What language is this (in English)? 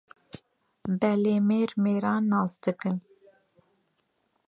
Kurdish